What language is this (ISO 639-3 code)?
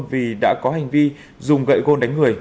vie